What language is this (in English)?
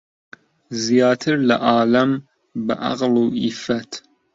Central Kurdish